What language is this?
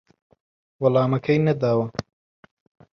Central Kurdish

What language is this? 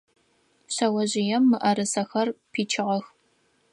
Adyghe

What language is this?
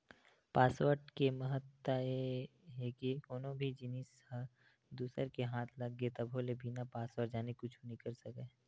Chhattisgarhi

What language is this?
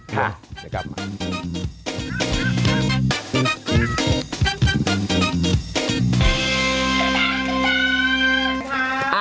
Thai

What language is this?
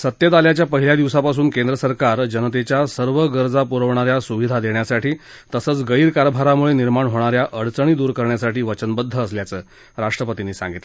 Marathi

